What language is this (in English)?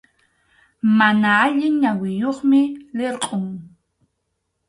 Arequipa-La Unión Quechua